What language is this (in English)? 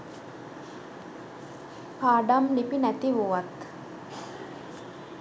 Sinhala